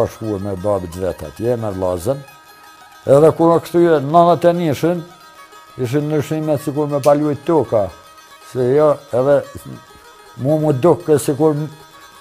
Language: Romanian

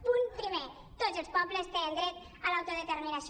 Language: Catalan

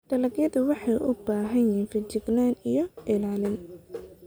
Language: Somali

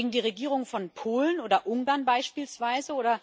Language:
German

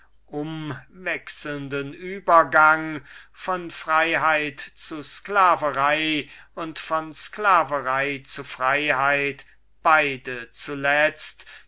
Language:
German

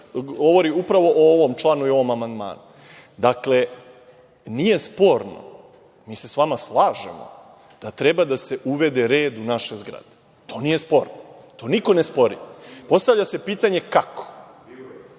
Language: Serbian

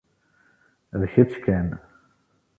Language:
Kabyle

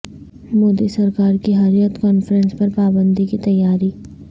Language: Urdu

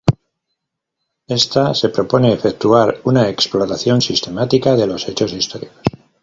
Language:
Spanish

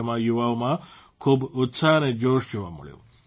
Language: Gujarati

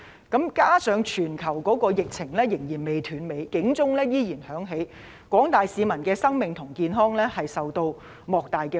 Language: Cantonese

